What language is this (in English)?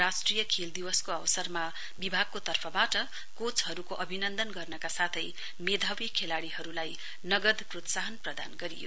Nepali